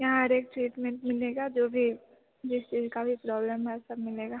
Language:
Hindi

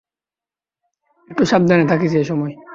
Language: Bangla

